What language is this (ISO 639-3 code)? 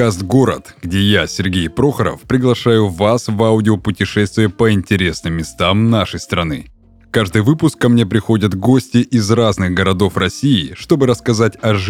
rus